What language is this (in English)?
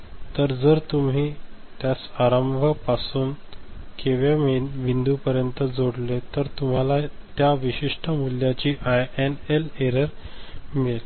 Marathi